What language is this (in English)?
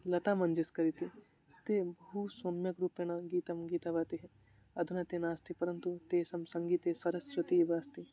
Sanskrit